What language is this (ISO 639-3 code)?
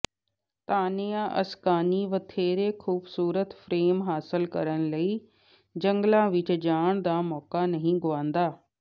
pan